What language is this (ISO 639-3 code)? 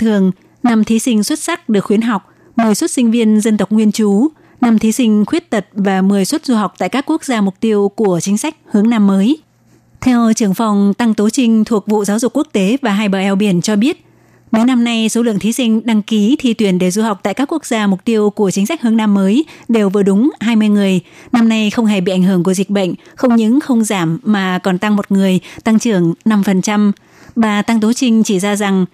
vie